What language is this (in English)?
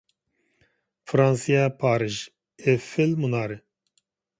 Uyghur